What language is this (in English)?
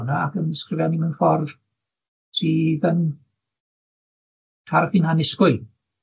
Welsh